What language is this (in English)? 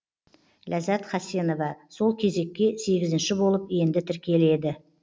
Kazakh